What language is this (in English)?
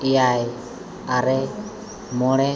Santali